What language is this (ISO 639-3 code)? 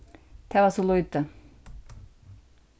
fao